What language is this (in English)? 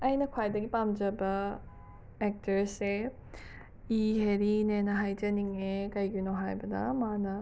Manipuri